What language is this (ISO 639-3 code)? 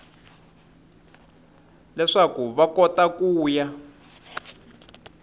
tso